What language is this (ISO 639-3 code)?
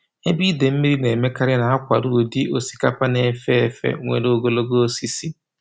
ibo